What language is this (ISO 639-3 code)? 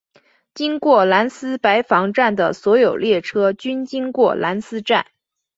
zho